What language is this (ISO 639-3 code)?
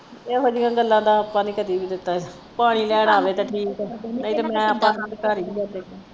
pan